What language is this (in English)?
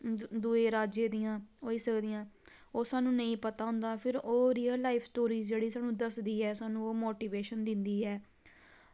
Dogri